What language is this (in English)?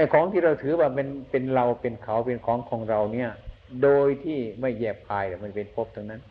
Thai